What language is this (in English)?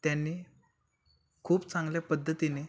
Marathi